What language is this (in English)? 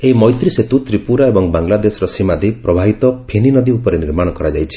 Odia